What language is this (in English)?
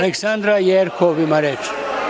Serbian